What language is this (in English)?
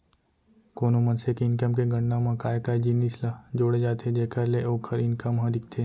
Chhattisgarhi